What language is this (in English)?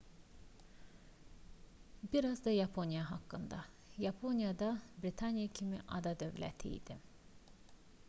Azerbaijani